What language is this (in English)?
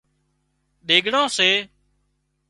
Wadiyara Koli